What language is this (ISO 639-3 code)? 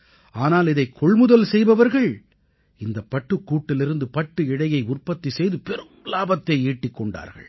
tam